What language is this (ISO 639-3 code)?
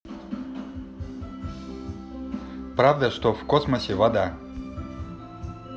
rus